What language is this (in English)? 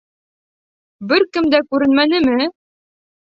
Bashkir